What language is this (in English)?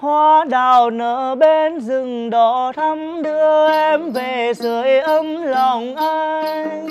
Vietnamese